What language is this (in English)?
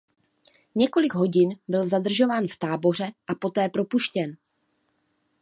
Czech